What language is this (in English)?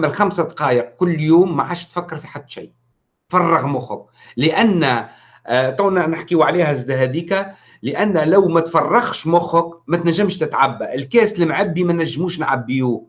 Arabic